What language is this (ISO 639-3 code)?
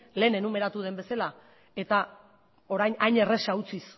eus